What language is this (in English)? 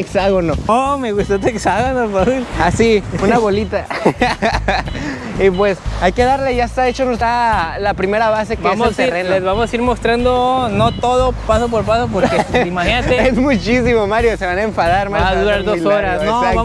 Spanish